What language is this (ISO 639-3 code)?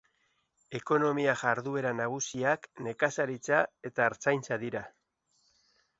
eus